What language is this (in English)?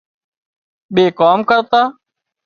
Wadiyara Koli